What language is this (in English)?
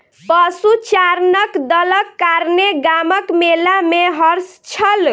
Maithili